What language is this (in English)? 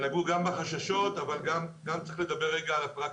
Hebrew